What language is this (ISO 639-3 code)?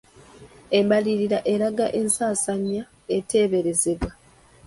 lug